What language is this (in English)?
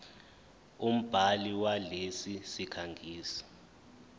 Zulu